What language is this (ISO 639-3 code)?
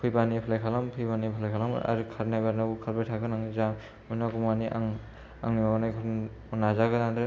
brx